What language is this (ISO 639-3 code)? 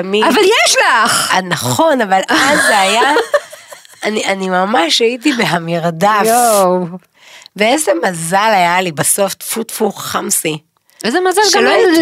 heb